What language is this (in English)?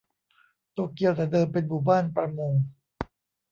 Thai